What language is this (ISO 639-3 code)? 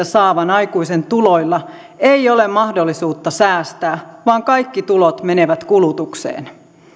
fin